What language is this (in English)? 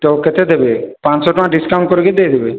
Odia